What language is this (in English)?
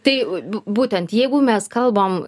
Lithuanian